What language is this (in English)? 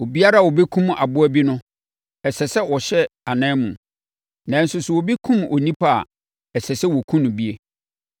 Akan